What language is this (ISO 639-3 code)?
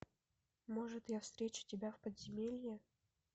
rus